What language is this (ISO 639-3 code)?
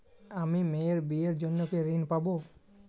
ben